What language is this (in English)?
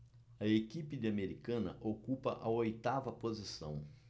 Portuguese